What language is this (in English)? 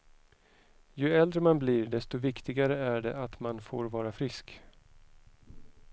Swedish